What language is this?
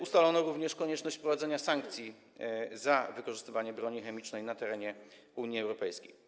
Polish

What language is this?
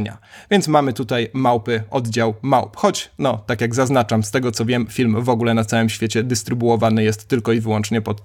Polish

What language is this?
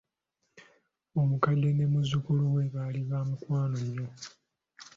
Ganda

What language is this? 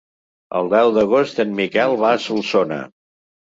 Catalan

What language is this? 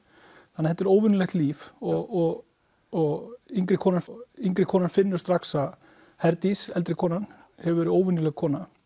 Icelandic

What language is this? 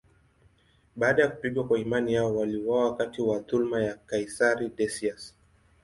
Swahili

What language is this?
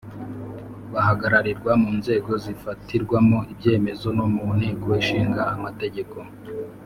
Kinyarwanda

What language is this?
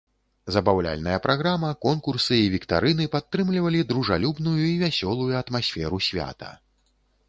Belarusian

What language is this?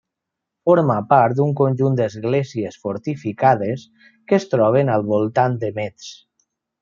Catalan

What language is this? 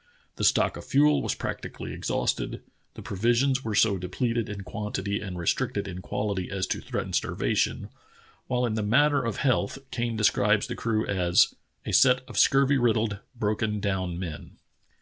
English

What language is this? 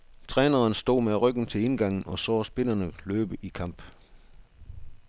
Danish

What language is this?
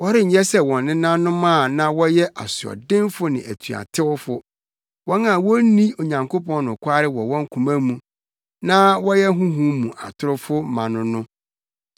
Akan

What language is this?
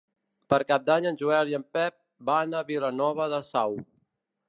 Catalan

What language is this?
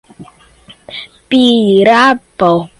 Portuguese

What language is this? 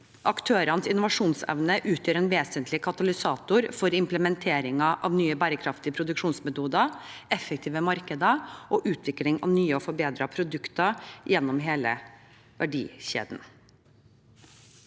Norwegian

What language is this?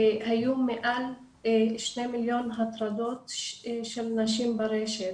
Hebrew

